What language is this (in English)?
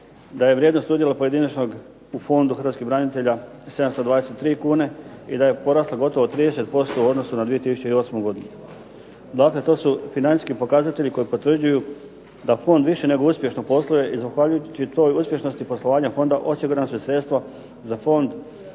Croatian